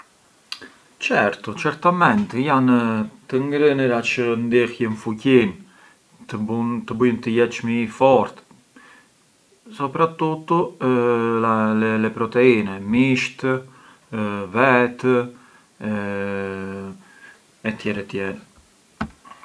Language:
Arbëreshë Albanian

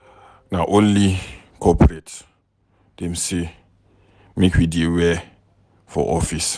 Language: Nigerian Pidgin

